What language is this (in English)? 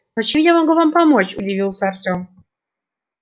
Russian